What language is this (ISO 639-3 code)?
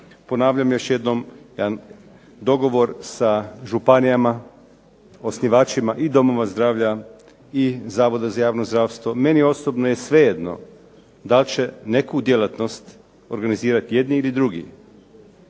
hrv